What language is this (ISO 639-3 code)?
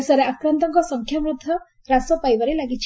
ori